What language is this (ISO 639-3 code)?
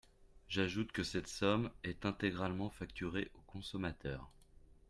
fra